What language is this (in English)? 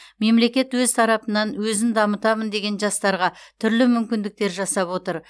Kazakh